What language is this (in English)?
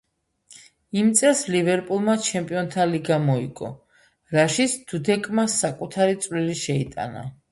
Georgian